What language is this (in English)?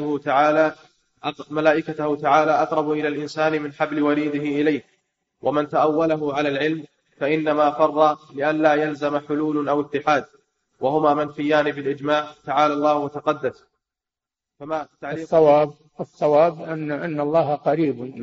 Arabic